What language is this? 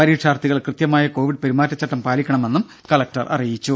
Malayalam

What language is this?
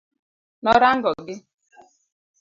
Luo (Kenya and Tanzania)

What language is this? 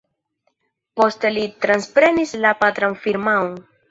Esperanto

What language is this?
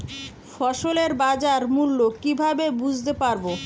Bangla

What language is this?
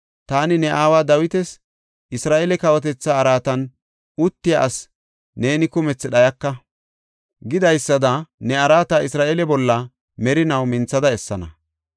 Gofa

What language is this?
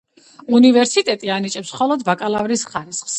Georgian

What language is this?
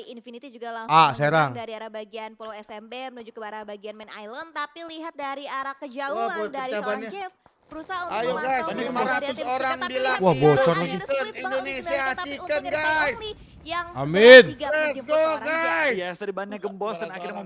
Indonesian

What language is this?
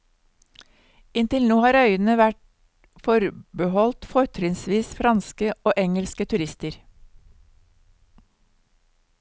Norwegian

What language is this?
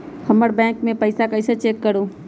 Magahi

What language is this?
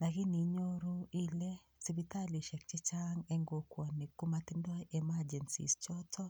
Kalenjin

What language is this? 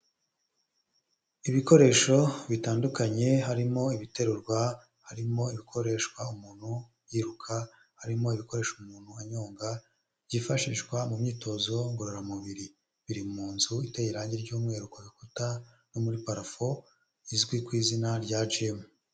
Kinyarwanda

